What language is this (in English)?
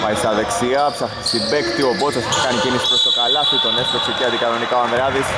Greek